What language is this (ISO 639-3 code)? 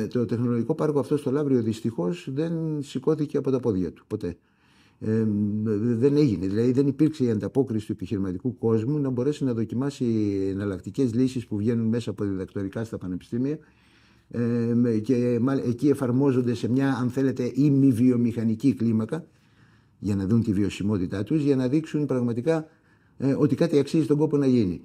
ell